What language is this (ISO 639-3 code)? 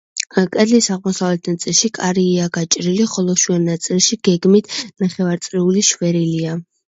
kat